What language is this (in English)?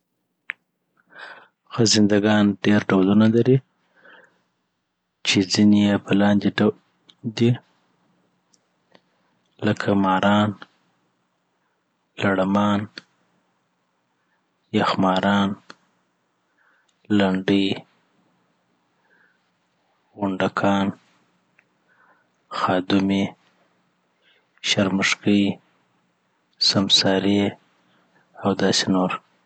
Southern Pashto